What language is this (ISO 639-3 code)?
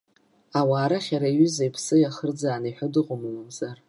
abk